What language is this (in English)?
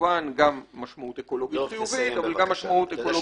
Hebrew